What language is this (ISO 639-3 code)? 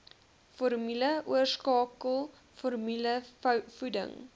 afr